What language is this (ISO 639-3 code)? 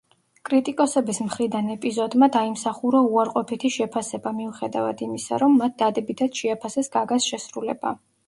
kat